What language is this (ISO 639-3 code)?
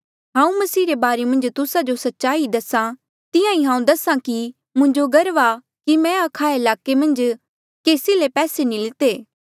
mjl